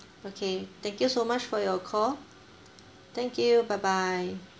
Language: English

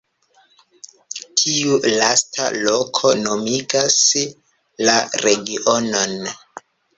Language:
Esperanto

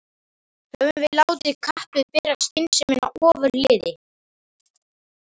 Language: Icelandic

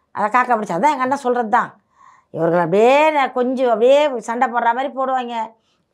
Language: Tamil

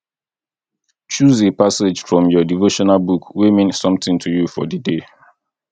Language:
Nigerian Pidgin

